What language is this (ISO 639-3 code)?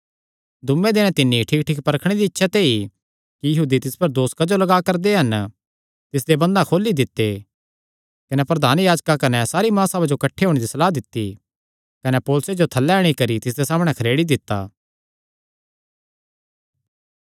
xnr